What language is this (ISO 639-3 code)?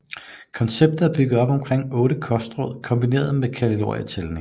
dan